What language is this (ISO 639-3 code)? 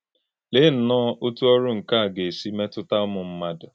ibo